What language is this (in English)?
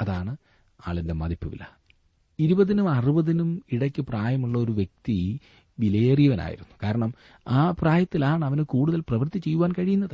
Malayalam